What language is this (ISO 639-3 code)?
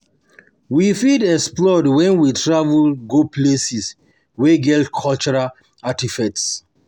pcm